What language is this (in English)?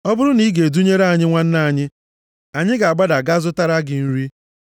Igbo